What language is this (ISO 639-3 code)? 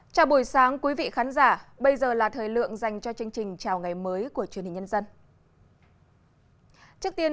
vie